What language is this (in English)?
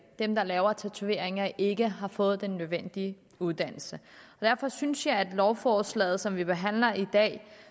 Danish